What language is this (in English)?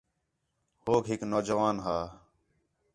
Khetrani